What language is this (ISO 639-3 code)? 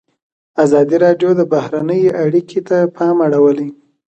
pus